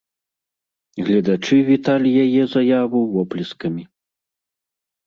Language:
Belarusian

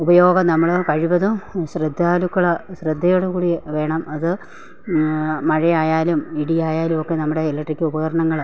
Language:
Malayalam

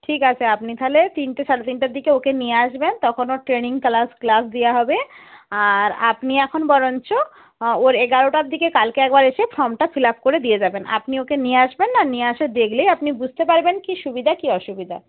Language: Bangla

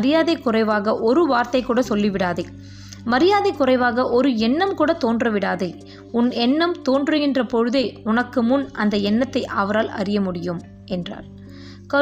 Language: Tamil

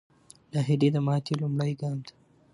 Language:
Pashto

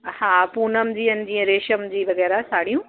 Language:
Sindhi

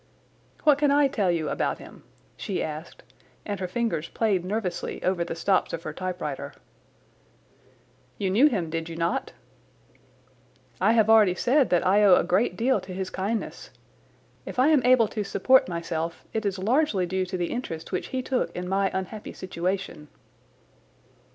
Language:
English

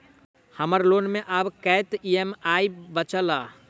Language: Maithili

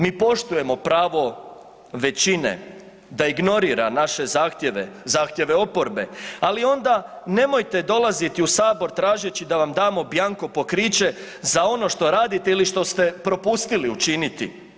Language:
Croatian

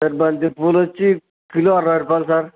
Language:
Telugu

